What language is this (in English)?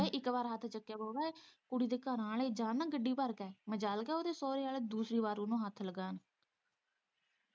Punjabi